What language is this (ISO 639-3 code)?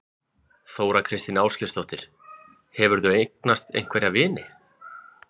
isl